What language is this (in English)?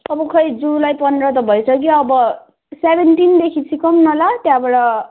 Nepali